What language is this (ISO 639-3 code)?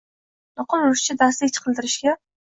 uzb